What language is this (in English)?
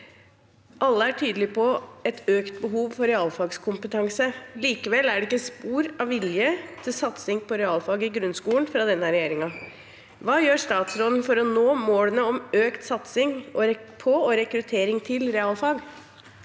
Norwegian